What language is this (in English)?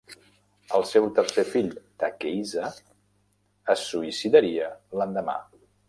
Catalan